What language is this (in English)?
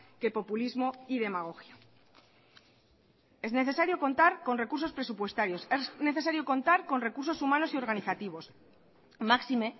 Spanish